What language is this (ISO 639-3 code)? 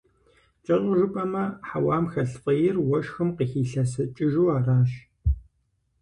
kbd